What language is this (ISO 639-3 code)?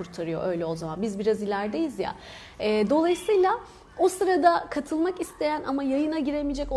tur